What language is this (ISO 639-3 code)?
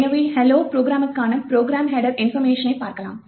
tam